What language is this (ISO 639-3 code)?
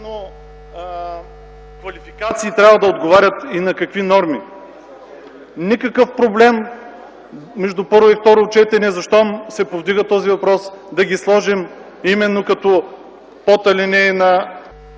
bul